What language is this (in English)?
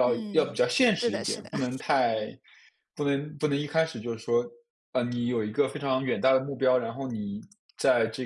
Chinese